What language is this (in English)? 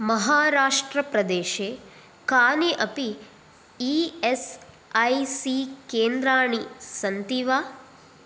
Sanskrit